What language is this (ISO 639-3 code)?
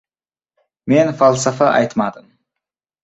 uzb